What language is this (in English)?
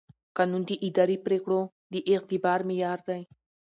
Pashto